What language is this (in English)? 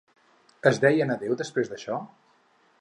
Catalan